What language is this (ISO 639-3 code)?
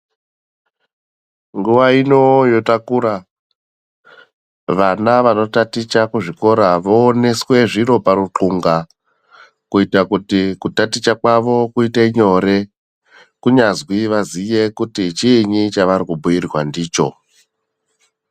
ndc